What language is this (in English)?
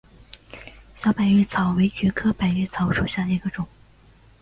Chinese